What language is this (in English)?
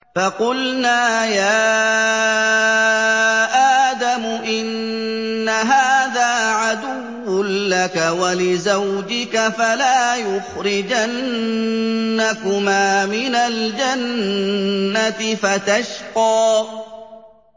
Arabic